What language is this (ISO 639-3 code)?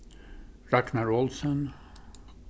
fao